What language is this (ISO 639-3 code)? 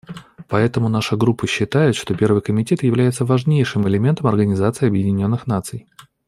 rus